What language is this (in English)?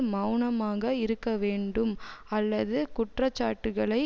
Tamil